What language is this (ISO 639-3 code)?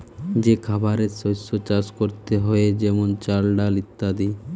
ben